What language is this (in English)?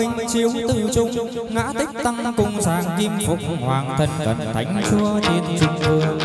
Vietnamese